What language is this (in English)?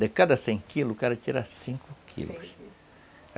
Portuguese